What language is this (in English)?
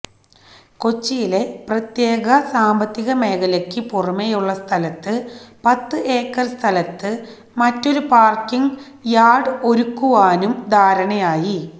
Malayalam